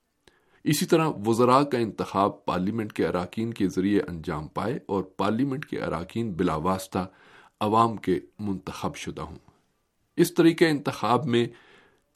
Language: Urdu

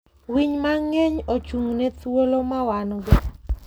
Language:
Luo (Kenya and Tanzania)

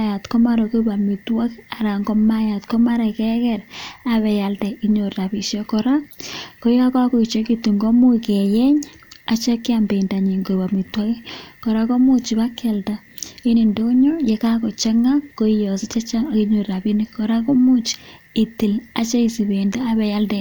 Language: Kalenjin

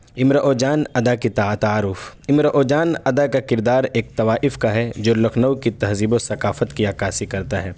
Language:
Urdu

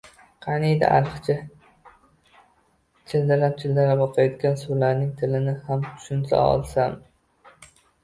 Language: Uzbek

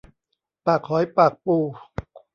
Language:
Thai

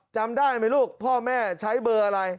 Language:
Thai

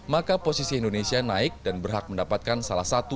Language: Indonesian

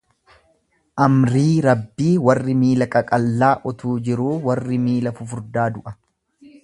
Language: Oromo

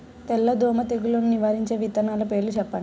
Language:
Telugu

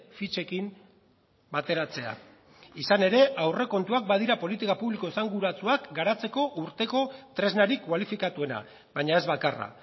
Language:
Basque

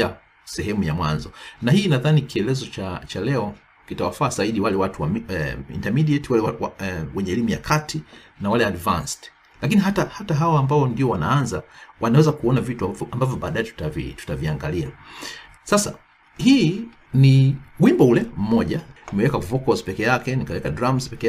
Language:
Swahili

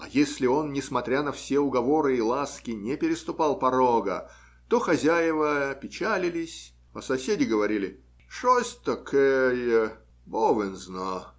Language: Russian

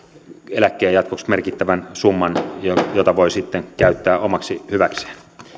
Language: Finnish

